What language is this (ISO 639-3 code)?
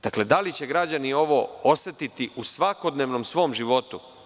srp